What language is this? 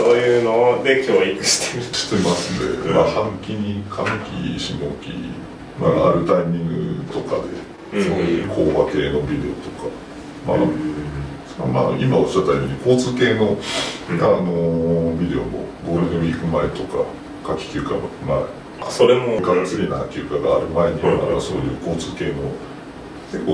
Japanese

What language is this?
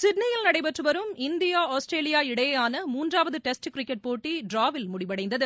Tamil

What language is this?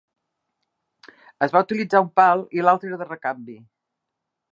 Catalan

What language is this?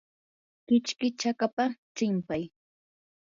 Yanahuanca Pasco Quechua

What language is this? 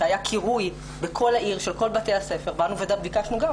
Hebrew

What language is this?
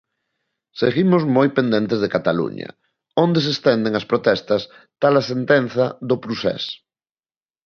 Galician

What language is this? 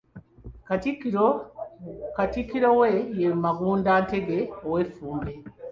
Ganda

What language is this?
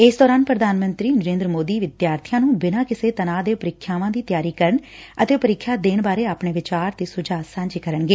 Punjabi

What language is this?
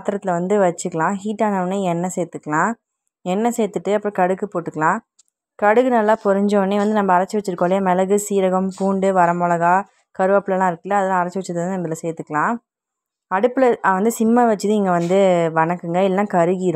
Arabic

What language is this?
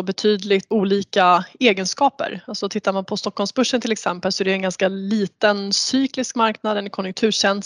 Swedish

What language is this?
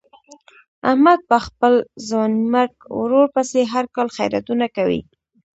Pashto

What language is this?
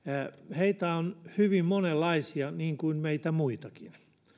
Finnish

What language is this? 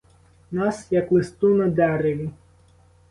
Ukrainian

